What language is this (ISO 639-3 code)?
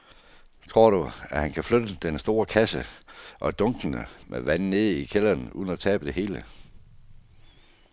dan